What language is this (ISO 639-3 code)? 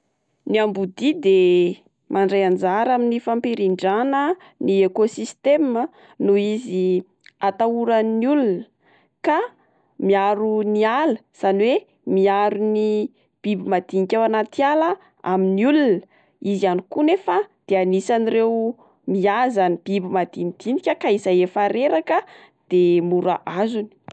mlg